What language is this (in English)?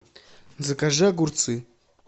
Russian